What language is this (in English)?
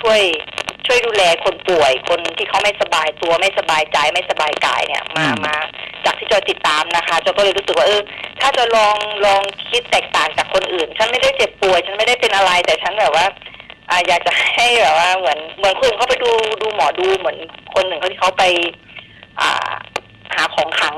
Thai